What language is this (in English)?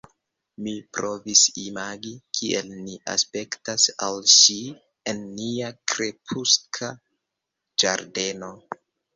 Esperanto